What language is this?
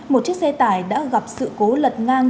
Vietnamese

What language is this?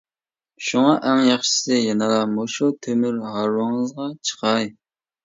Uyghur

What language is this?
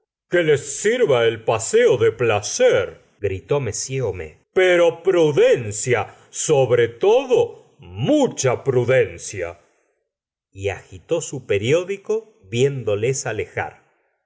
Spanish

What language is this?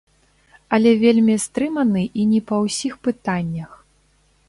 Belarusian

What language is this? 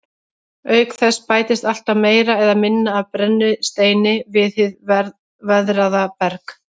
Icelandic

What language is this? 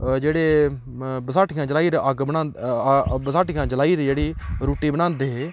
Dogri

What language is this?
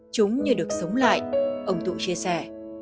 Vietnamese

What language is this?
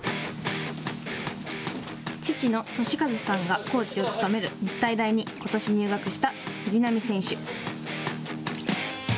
Japanese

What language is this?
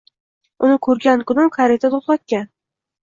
Uzbek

